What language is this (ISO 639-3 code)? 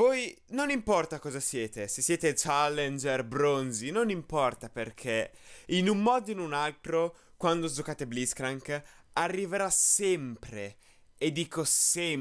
ita